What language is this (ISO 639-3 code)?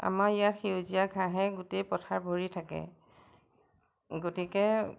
asm